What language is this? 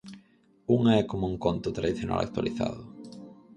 Galician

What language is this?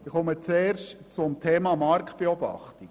Swiss German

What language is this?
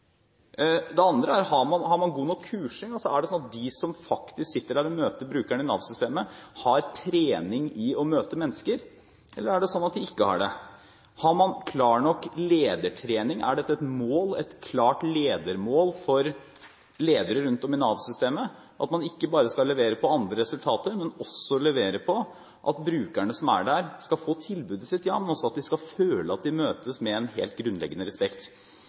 Norwegian Bokmål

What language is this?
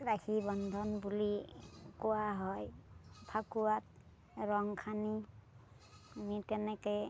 Assamese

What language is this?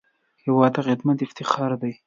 Pashto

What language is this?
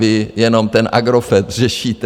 Czech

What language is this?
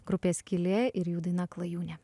Lithuanian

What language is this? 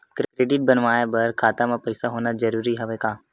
Chhattisgarhi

